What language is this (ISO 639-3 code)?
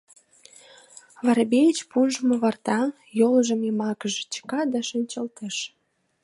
chm